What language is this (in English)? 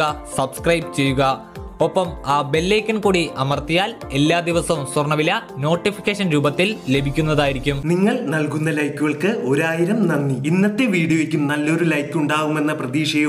Malayalam